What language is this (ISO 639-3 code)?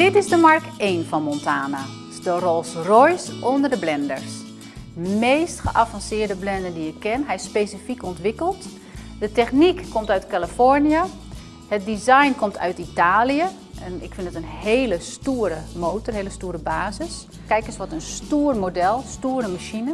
nld